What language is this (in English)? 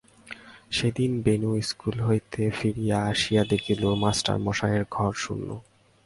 Bangla